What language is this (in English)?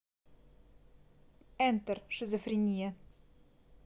Russian